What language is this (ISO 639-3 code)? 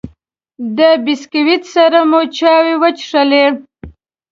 pus